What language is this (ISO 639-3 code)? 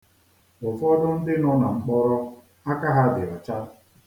ibo